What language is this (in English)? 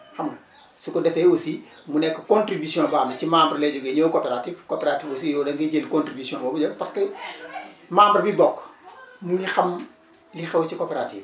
Wolof